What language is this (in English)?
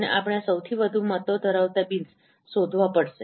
Gujarati